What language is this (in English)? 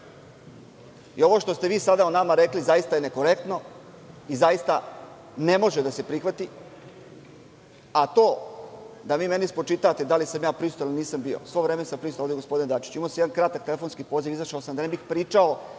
Serbian